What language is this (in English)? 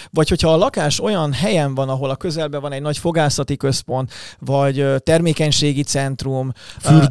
Hungarian